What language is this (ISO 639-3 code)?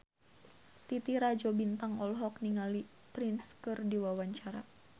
sun